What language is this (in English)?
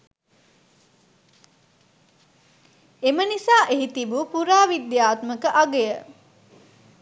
Sinhala